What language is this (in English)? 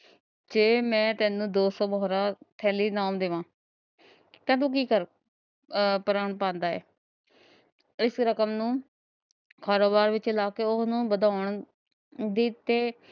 Punjabi